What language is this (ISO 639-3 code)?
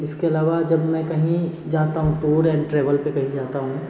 hin